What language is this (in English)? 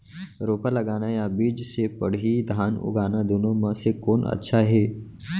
Chhattisgarhi